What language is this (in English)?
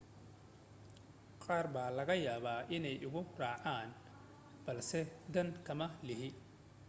Somali